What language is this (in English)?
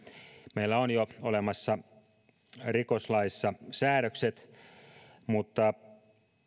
Finnish